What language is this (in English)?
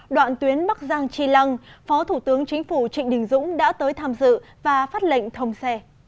Vietnamese